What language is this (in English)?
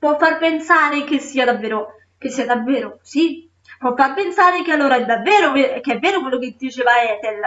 Italian